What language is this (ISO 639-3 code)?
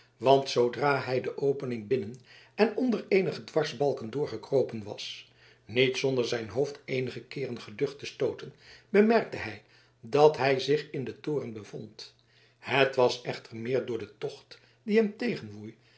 nld